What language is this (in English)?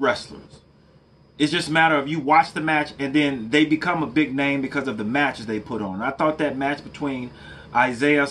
English